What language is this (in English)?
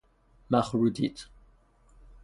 Persian